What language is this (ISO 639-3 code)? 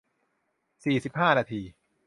tha